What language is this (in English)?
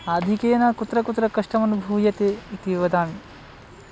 Sanskrit